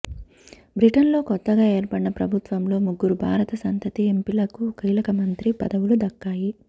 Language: Telugu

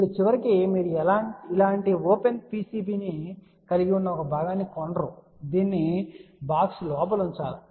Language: Telugu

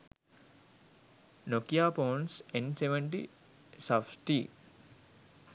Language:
Sinhala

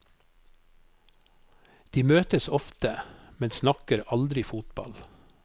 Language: Norwegian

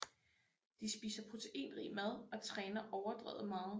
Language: Danish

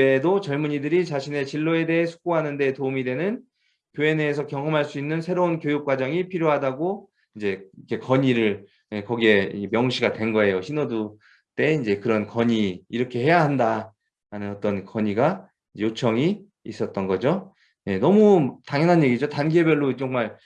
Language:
Korean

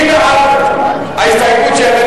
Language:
Hebrew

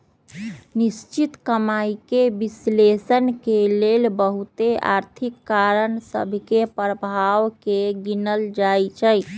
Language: Magahi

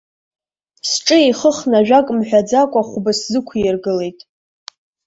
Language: Abkhazian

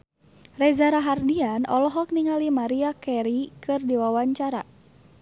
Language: Sundanese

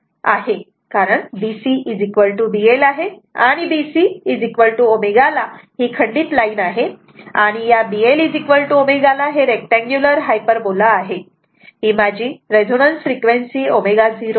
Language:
Marathi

